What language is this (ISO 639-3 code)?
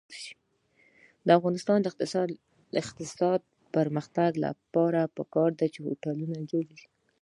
pus